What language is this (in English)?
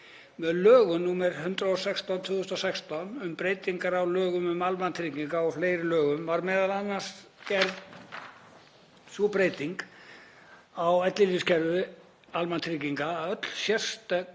Icelandic